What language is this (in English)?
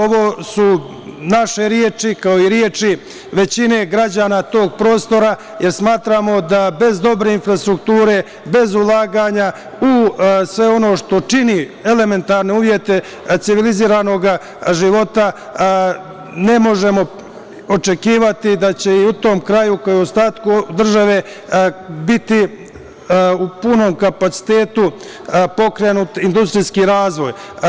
Serbian